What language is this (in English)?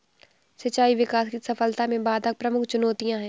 Hindi